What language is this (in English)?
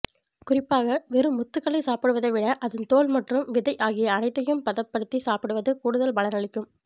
Tamil